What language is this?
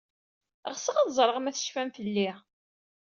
Kabyle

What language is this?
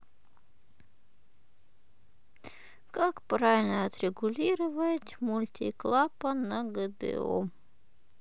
Russian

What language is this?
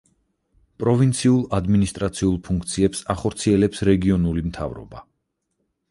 Georgian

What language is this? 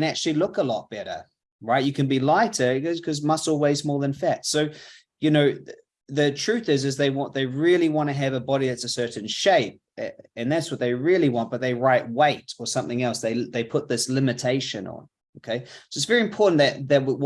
English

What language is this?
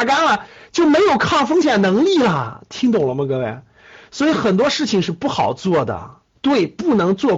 Chinese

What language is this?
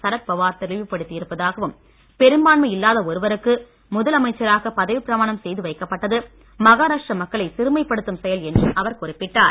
Tamil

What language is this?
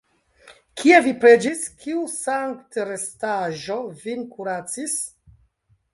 Esperanto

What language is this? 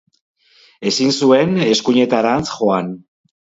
Basque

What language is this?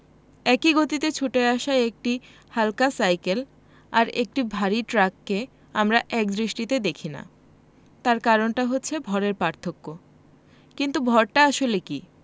Bangla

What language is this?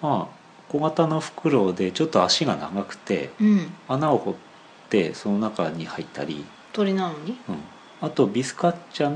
Japanese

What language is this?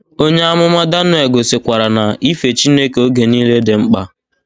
Igbo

